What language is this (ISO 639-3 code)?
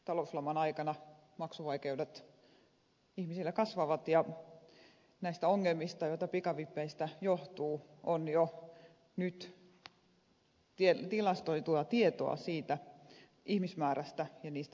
fin